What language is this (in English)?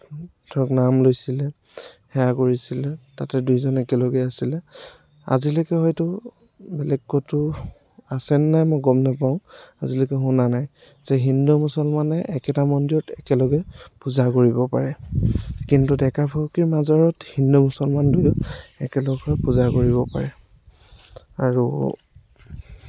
Assamese